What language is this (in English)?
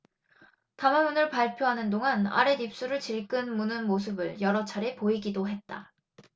Korean